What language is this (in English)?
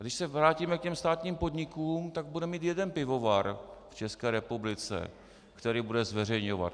Czech